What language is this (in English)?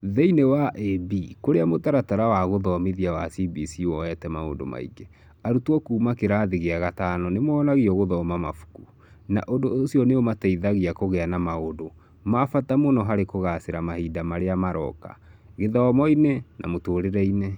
Kikuyu